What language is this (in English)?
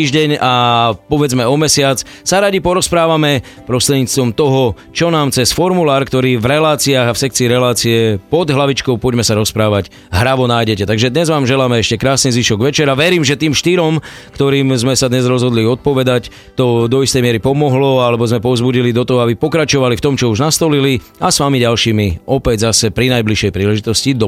Slovak